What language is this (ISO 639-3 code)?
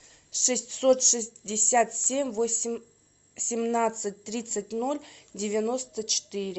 rus